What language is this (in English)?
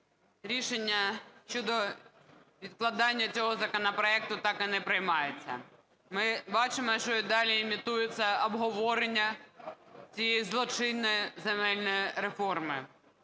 Ukrainian